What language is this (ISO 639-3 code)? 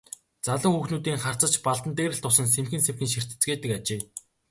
mon